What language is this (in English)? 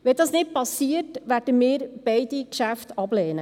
Swiss German